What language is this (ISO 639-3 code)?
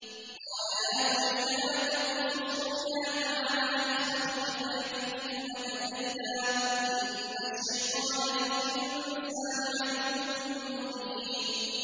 ara